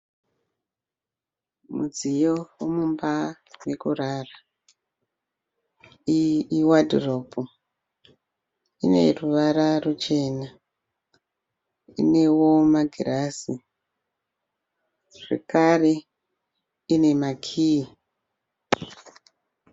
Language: Shona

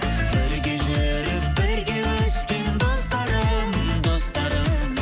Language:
Kazakh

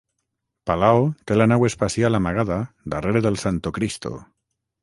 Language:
Catalan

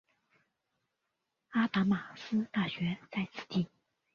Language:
Chinese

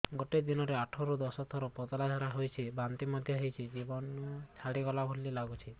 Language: Odia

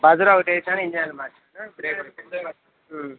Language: Telugu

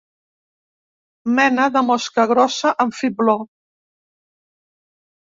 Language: Catalan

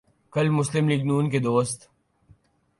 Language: Urdu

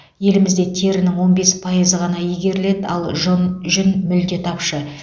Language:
Kazakh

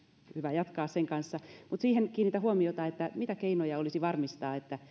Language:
Finnish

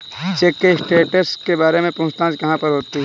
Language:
Hindi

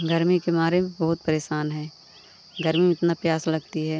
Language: Hindi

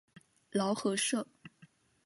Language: Chinese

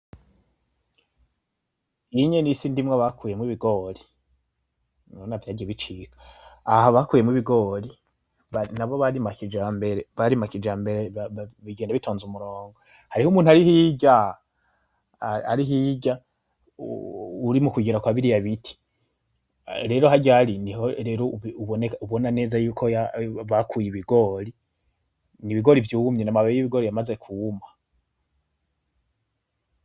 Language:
Rundi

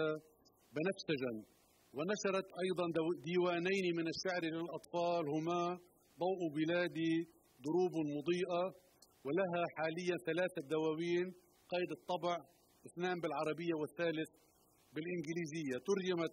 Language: Arabic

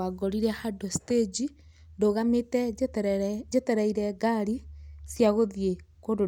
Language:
Kikuyu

